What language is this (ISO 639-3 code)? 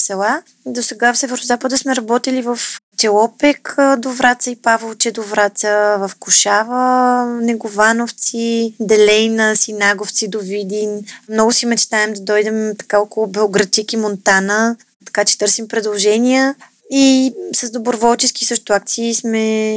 bul